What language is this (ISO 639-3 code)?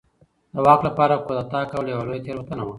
pus